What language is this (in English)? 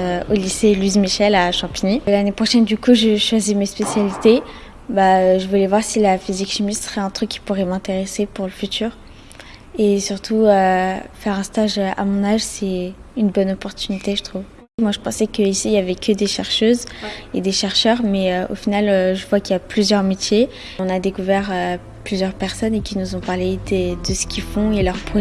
French